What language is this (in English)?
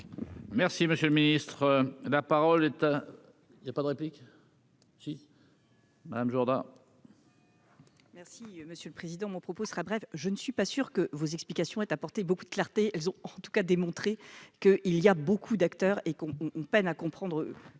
French